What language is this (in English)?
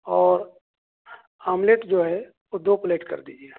Urdu